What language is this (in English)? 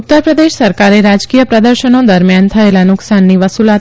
Gujarati